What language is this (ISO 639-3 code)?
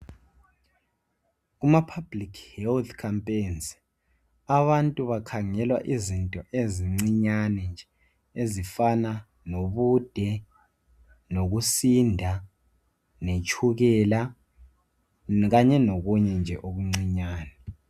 nde